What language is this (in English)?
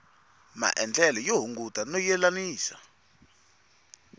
Tsonga